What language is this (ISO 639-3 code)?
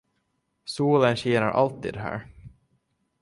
swe